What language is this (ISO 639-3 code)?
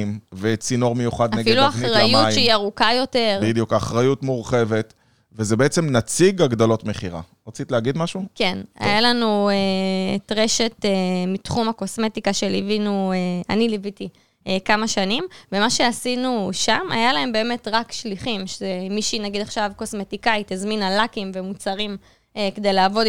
heb